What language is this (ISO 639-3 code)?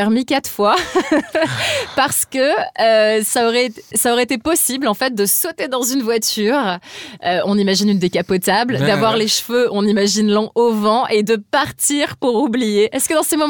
fra